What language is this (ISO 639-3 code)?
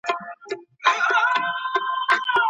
pus